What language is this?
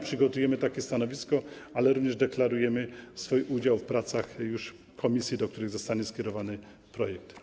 Polish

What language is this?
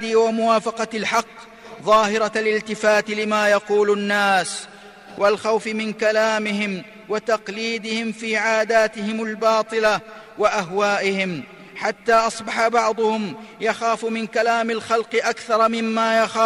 Arabic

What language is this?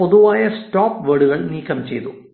Malayalam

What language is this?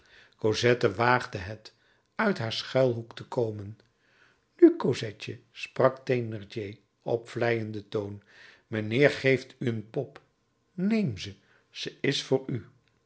Dutch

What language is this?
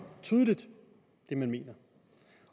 Danish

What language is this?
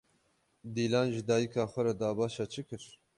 Kurdish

